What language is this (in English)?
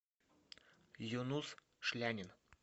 Russian